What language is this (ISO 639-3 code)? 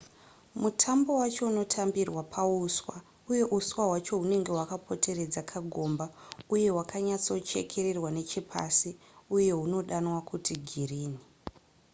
sna